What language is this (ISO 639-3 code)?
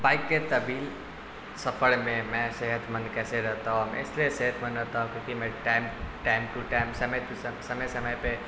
urd